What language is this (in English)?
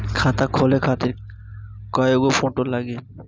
Bhojpuri